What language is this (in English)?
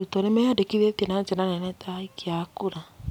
Kikuyu